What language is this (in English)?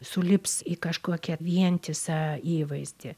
Lithuanian